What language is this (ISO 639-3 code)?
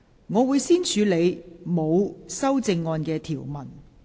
yue